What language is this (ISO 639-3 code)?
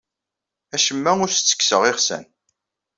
kab